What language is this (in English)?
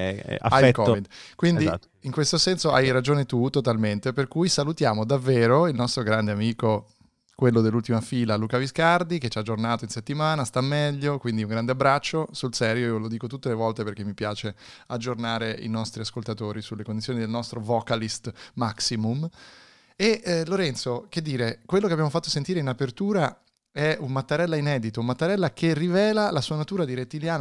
Italian